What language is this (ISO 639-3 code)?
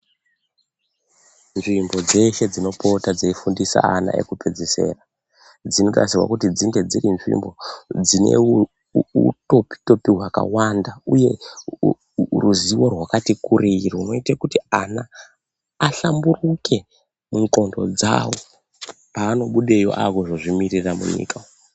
ndc